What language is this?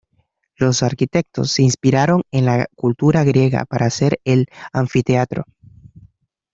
Spanish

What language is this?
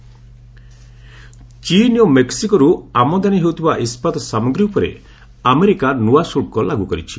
Odia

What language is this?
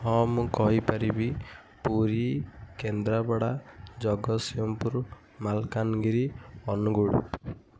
Odia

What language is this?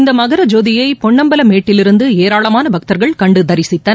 Tamil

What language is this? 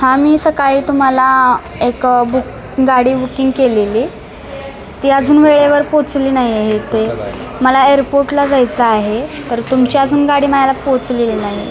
Marathi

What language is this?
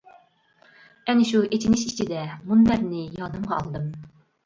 Uyghur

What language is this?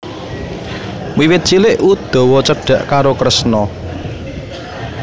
Javanese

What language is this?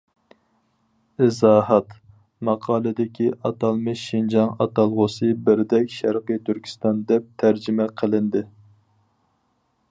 Uyghur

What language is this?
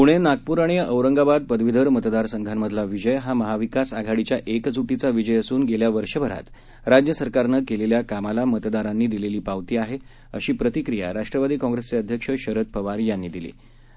Marathi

